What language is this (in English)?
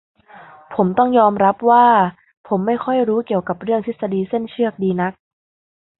Thai